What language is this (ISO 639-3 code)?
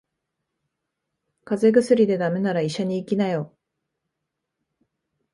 jpn